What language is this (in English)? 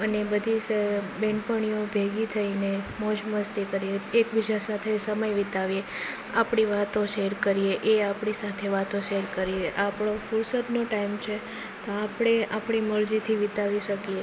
Gujarati